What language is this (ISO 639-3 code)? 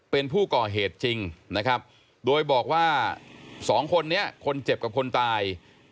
tha